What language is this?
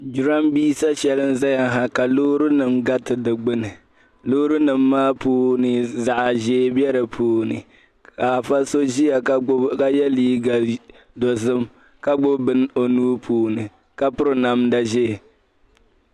Dagbani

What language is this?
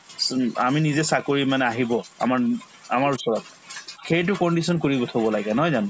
Assamese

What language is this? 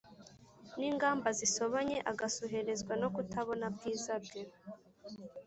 Kinyarwanda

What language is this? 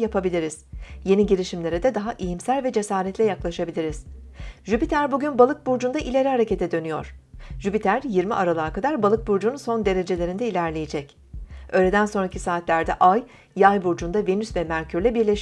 Turkish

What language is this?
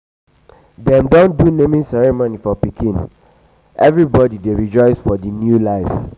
Nigerian Pidgin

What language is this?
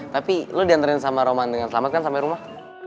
Indonesian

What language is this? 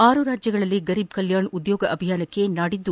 Kannada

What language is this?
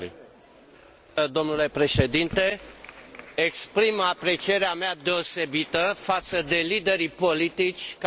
Romanian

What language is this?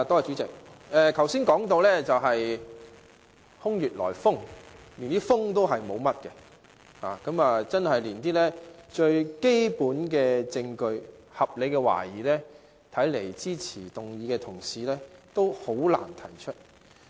Cantonese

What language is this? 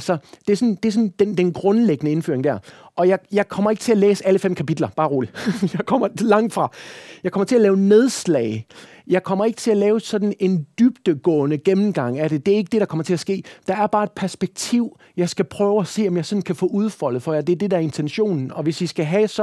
Danish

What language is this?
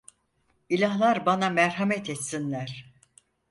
Turkish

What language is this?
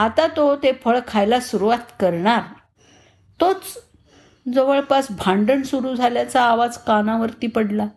Marathi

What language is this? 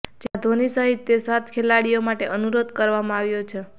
Gujarati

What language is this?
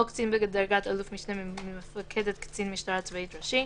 Hebrew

